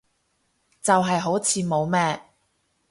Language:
Cantonese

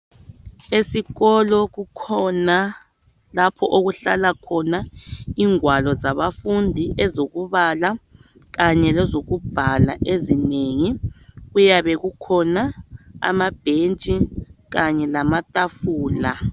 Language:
North Ndebele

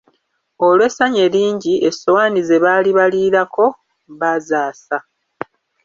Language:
Ganda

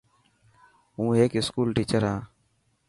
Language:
Dhatki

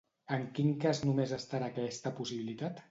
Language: Catalan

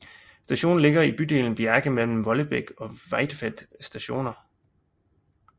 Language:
Danish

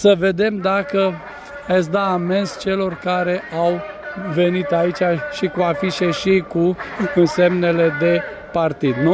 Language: Romanian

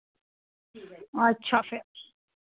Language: Dogri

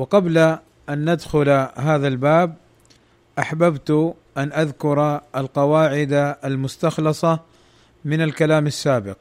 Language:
Arabic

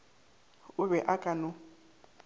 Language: Northern Sotho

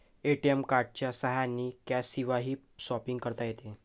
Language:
Marathi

